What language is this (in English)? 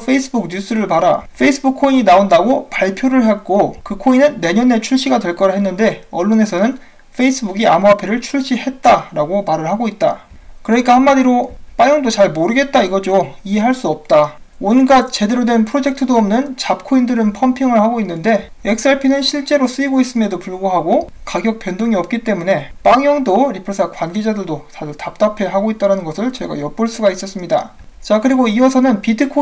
Korean